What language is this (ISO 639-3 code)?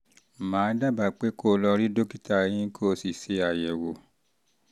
yor